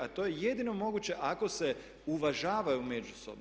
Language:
Croatian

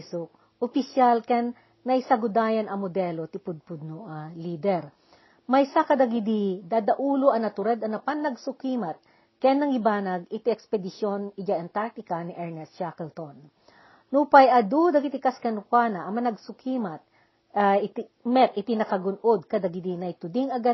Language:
Filipino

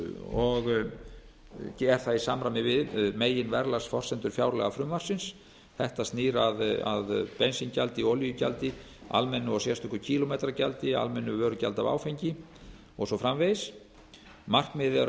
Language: Icelandic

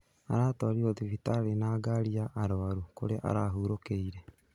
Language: Kikuyu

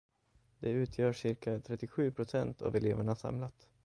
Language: Swedish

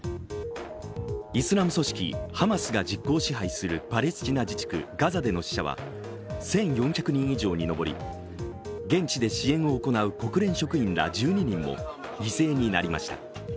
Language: Japanese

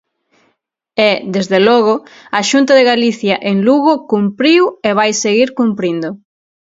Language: Galician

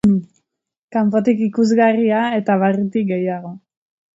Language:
Basque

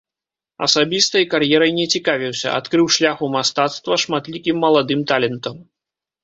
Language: Belarusian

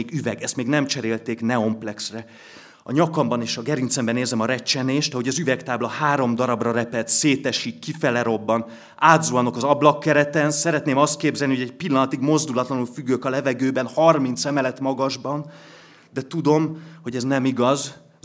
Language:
Hungarian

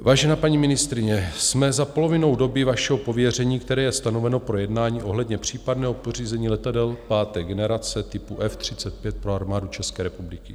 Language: Czech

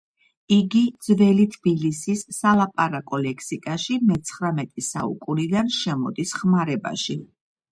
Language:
Georgian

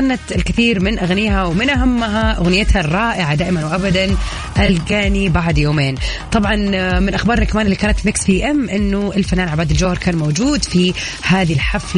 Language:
Arabic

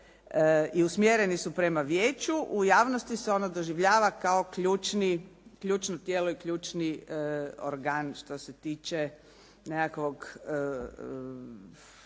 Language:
Croatian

